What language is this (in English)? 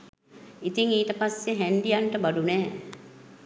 Sinhala